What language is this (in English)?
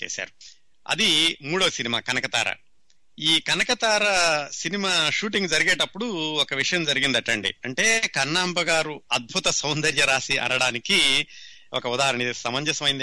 Telugu